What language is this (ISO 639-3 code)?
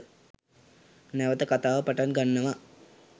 sin